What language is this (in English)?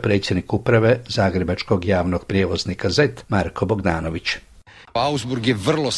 Croatian